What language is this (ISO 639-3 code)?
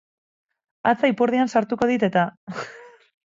eus